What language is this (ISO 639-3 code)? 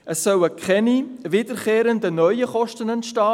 gsw